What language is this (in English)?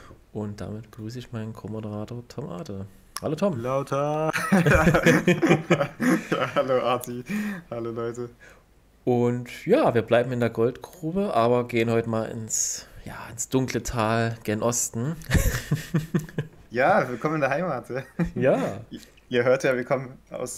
German